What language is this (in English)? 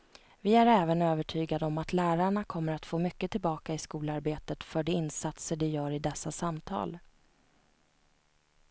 Swedish